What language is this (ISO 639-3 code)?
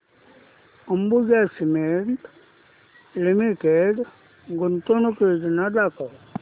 mar